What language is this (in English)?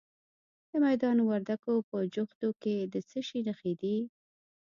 Pashto